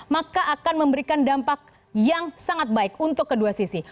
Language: Indonesian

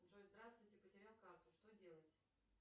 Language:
Russian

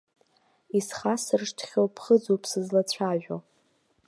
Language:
Abkhazian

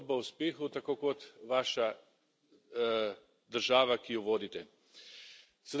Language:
Slovenian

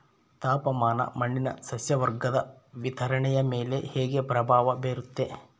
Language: Kannada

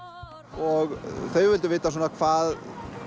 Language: Icelandic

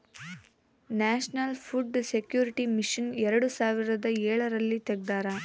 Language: Kannada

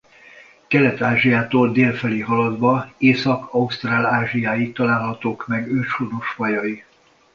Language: Hungarian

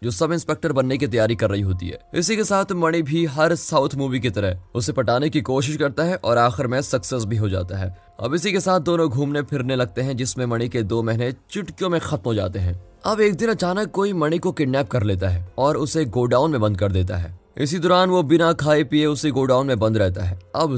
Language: Hindi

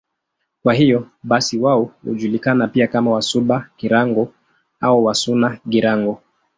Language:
Swahili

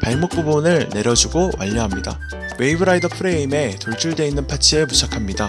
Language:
Korean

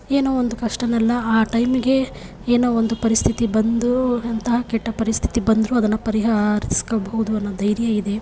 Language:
Kannada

